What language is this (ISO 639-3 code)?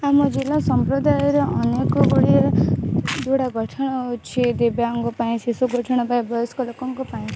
ori